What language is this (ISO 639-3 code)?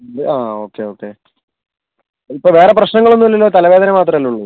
mal